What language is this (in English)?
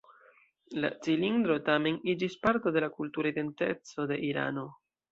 Esperanto